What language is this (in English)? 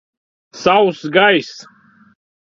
Latvian